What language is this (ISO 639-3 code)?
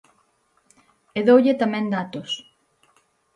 glg